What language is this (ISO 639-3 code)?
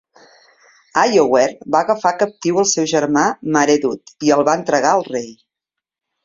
cat